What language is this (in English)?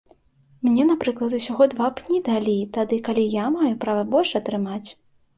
Belarusian